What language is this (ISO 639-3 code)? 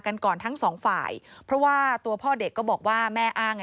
tha